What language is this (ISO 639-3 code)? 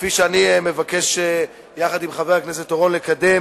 heb